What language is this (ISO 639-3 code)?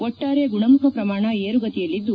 kan